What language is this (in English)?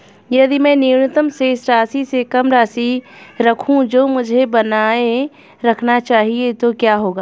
Hindi